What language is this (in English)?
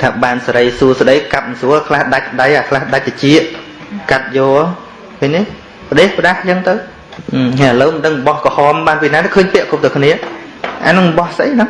Vietnamese